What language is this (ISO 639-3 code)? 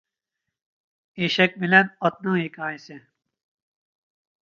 uig